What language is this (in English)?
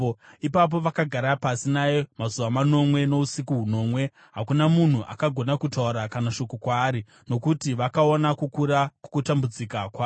Shona